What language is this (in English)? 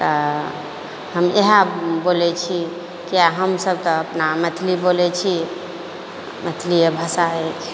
Maithili